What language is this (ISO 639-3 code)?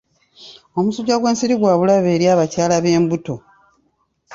lug